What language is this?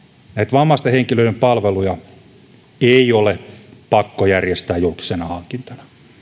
Finnish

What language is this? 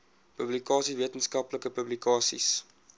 Afrikaans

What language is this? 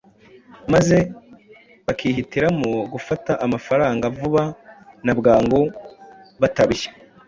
Kinyarwanda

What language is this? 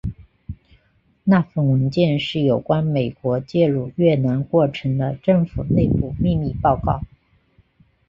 Chinese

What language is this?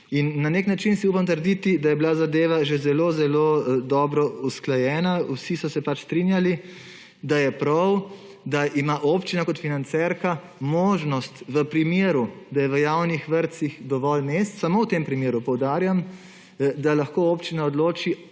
Slovenian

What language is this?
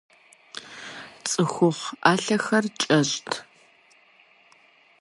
Kabardian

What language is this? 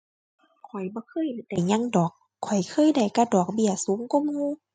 Thai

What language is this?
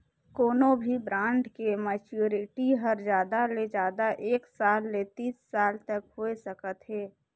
Chhattisgarhi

